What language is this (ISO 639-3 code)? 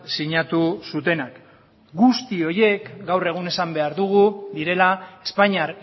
eus